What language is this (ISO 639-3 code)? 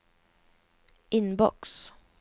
swe